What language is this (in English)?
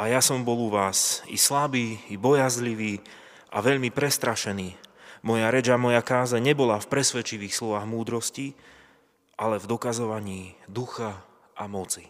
Slovak